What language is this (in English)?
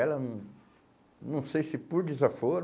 Portuguese